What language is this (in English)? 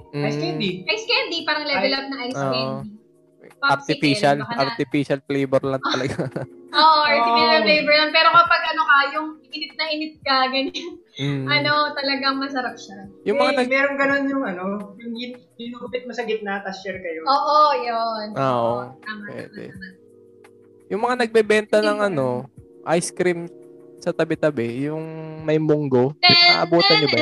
Filipino